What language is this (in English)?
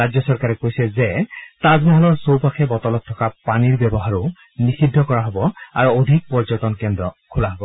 Assamese